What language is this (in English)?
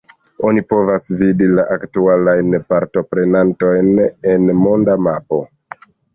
Esperanto